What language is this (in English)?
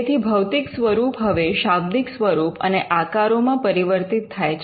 Gujarati